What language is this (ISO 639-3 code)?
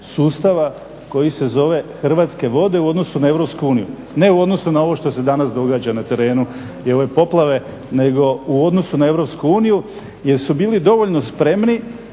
hrv